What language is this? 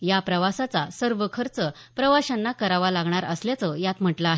Marathi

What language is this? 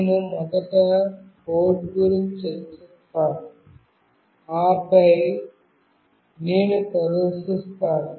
Telugu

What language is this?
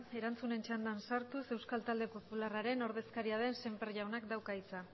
Basque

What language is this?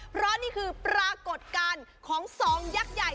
Thai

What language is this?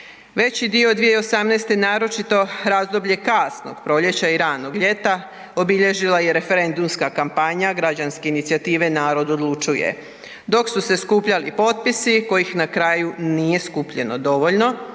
Croatian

